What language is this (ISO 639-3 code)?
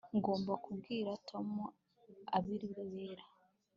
kin